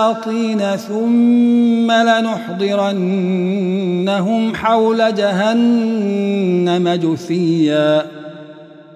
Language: Arabic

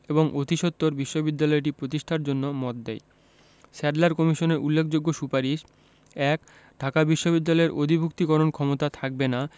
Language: Bangla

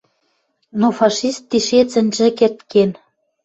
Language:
Western Mari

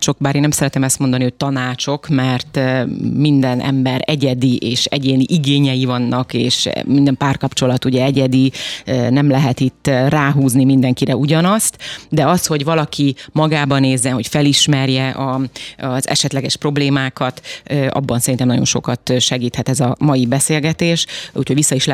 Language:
Hungarian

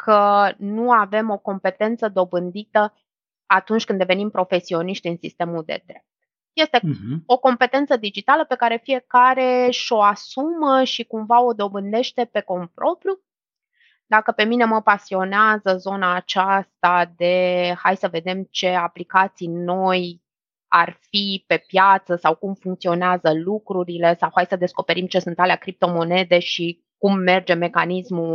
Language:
Romanian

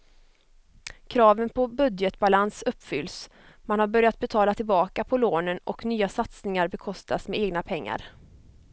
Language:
Swedish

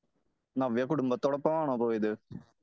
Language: Malayalam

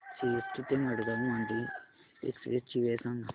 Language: Marathi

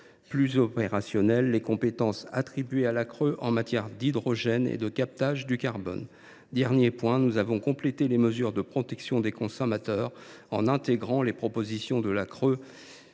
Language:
French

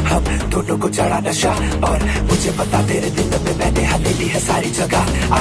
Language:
Indonesian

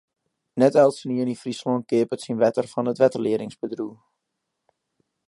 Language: Western Frisian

